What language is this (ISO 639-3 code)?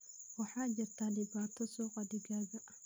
som